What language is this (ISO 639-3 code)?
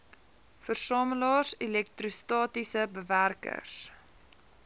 afr